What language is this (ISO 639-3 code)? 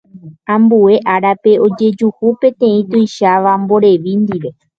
grn